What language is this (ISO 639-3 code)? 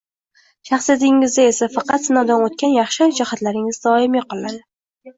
uzb